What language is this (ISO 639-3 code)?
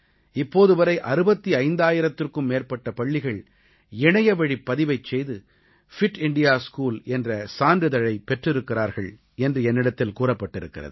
tam